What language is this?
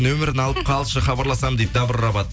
Kazakh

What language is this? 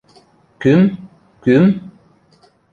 Western Mari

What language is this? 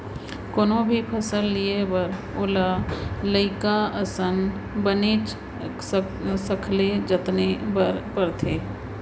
Chhattisgarhi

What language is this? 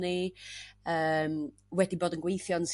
Welsh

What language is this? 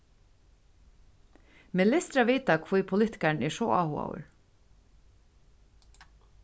Faroese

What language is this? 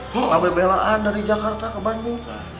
Indonesian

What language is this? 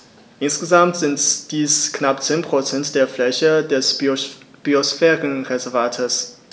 German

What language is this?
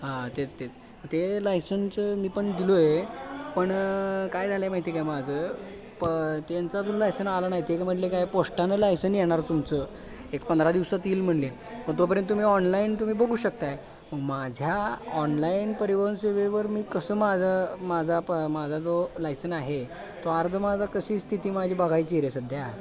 Marathi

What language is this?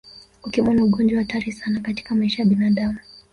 Swahili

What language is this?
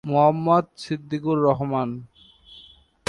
Bangla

